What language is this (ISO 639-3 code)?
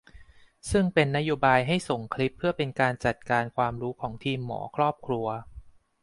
tha